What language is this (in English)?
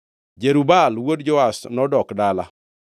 Luo (Kenya and Tanzania)